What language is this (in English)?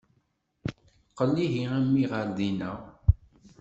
Kabyle